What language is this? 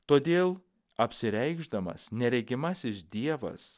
Lithuanian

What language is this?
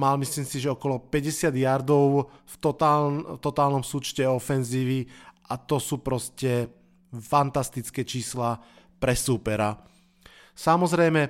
Slovak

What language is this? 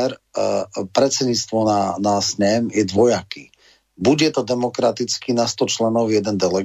Slovak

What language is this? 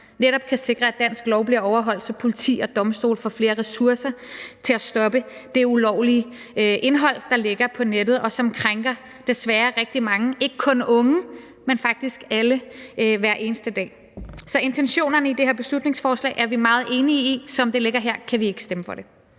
Danish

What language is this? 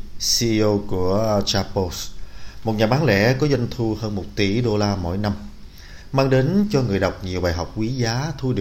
Vietnamese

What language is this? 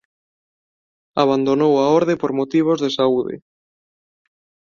Galician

